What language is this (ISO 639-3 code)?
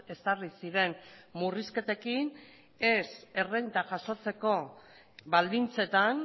eus